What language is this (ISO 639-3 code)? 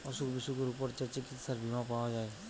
ben